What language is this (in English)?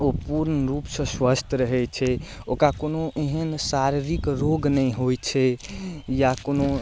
Maithili